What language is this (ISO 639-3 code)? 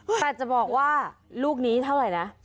tha